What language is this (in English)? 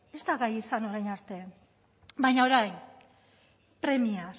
Basque